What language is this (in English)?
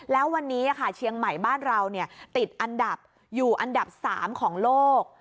Thai